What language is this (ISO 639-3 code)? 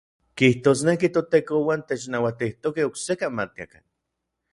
nlv